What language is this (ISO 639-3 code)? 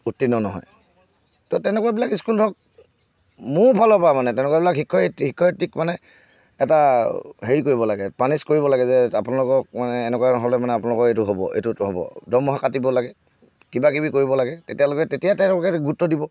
asm